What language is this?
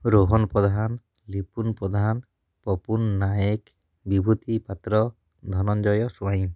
Odia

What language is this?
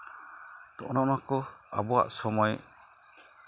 Santali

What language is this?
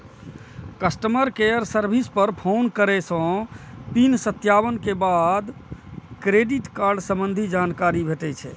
Maithili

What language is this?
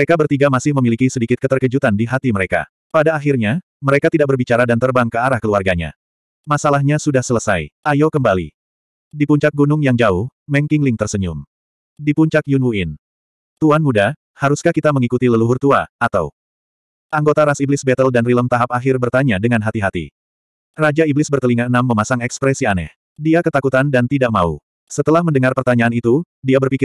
Indonesian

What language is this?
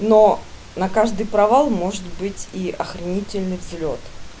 Russian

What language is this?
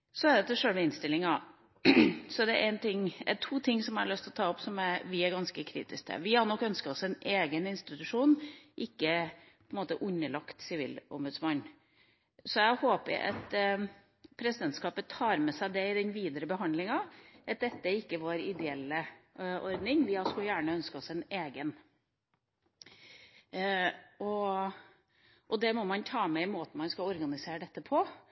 Norwegian Bokmål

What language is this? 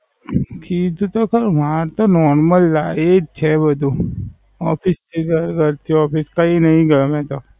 Gujarati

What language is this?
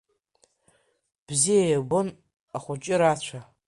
Abkhazian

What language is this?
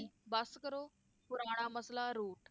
Punjabi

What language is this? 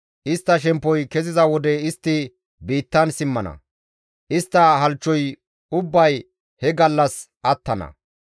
Gamo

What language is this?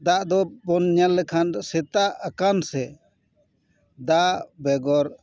Santali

